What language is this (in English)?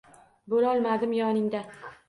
Uzbek